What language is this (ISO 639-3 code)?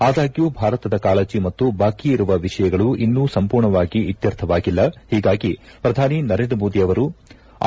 kan